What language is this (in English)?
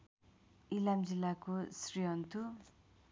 Nepali